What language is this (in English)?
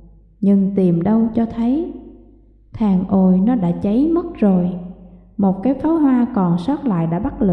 Vietnamese